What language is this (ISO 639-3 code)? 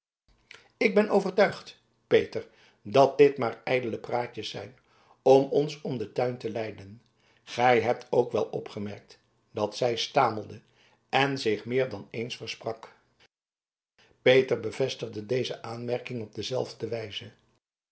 nld